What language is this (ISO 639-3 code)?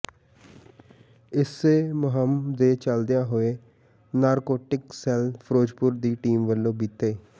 pan